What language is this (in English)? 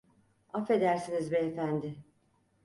Turkish